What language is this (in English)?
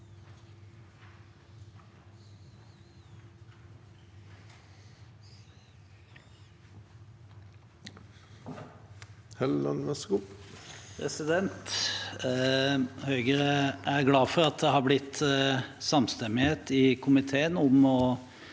Norwegian